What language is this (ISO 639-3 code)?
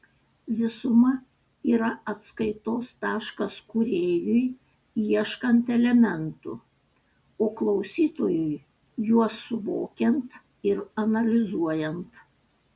lit